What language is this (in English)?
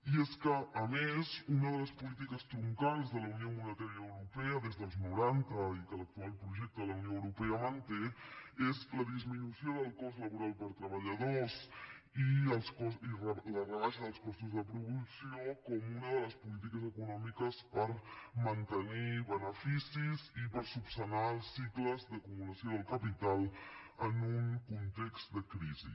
Catalan